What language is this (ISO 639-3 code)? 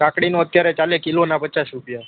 guj